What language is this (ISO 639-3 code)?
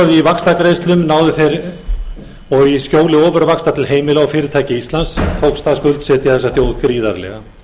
isl